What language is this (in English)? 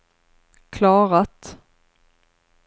Swedish